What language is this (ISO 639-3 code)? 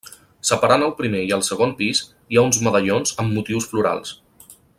cat